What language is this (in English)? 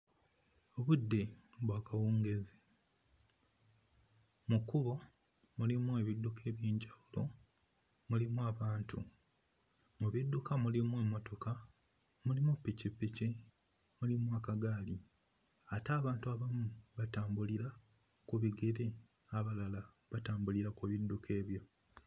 Ganda